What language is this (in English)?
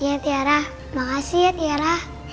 Indonesian